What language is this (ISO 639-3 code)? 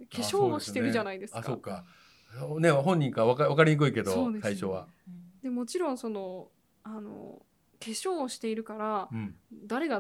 jpn